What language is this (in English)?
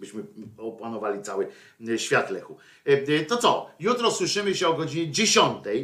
Polish